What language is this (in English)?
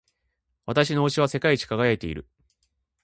Japanese